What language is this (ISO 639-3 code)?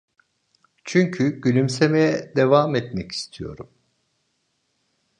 tur